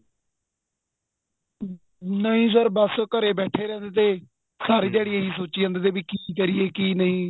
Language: Punjabi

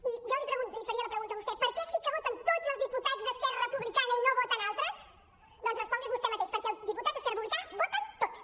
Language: Catalan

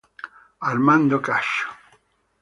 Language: Italian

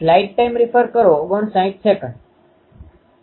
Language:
Gujarati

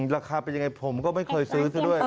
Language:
Thai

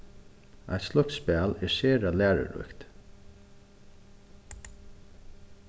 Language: Faroese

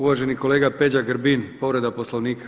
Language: Croatian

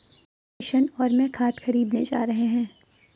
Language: Hindi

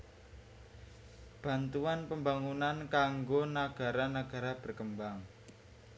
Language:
Javanese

